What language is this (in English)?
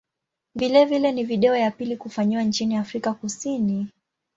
Swahili